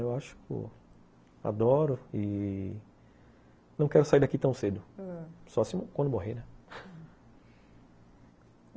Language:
Portuguese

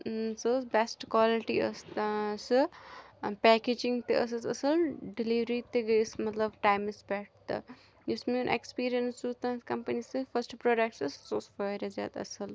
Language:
Kashmiri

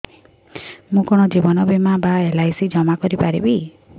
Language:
Odia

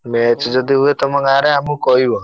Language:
Odia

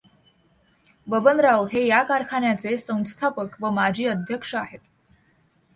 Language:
Marathi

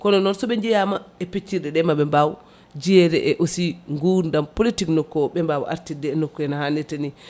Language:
Fula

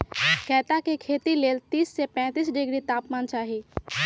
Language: Magahi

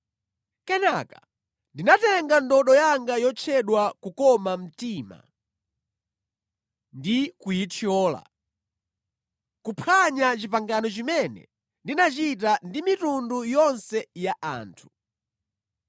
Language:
Nyanja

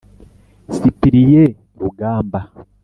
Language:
Kinyarwanda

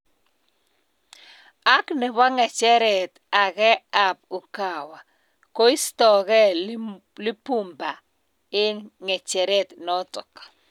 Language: Kalenjin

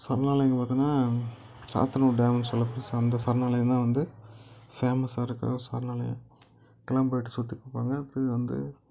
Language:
Tamil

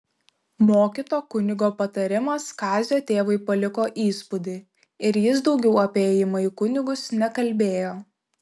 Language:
Lithuanian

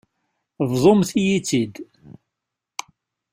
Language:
Kabyle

